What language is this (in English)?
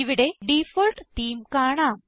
Malayalam